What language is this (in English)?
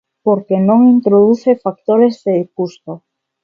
Galician